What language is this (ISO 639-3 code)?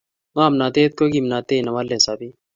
kln